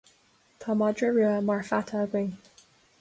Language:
Irish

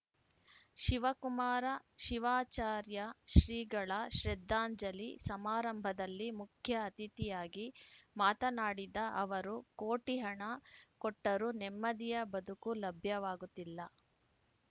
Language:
Kannada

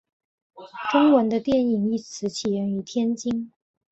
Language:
Chinese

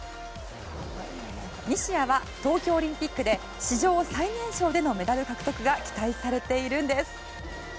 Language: Japanese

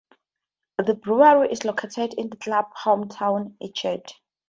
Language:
English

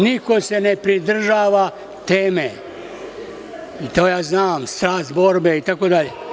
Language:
Serbian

